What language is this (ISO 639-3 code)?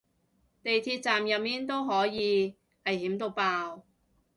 yue